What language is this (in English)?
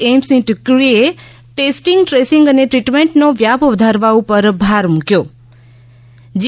Gujarati